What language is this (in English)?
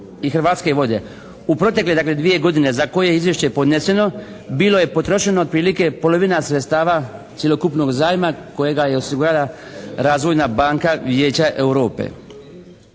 Croatian